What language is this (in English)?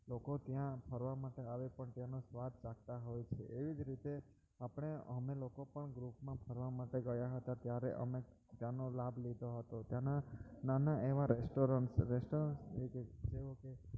Gujarati